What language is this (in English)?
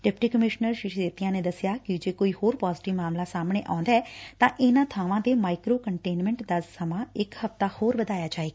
Punjabi